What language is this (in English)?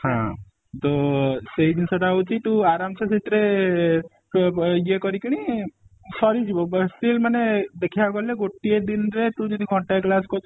Odia